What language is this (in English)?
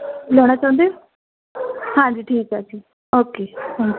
Punjabi